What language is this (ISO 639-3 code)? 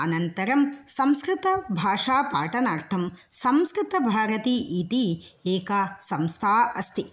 san